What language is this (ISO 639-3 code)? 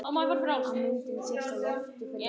isl